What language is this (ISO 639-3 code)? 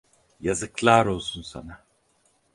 tur